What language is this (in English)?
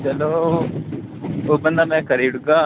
Dogri